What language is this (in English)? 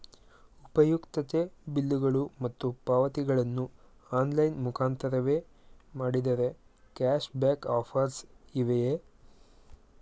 Kannada